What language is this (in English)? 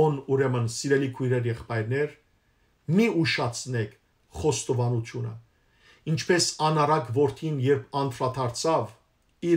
Turkish